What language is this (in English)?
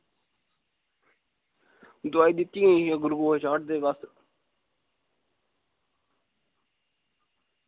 Dogri